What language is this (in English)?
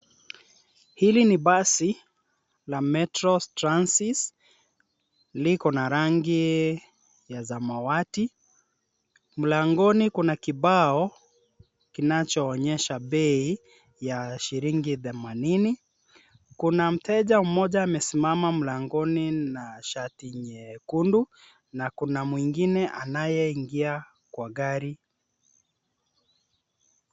Swahili